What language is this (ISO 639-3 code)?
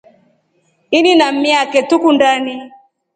rof